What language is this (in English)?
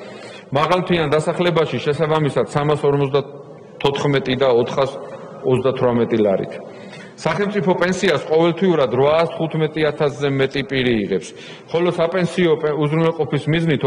Romanian